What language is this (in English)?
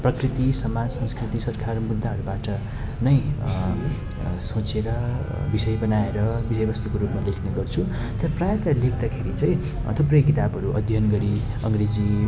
Nepali